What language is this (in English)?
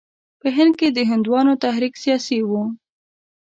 Pashto